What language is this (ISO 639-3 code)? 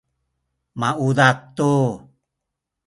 szy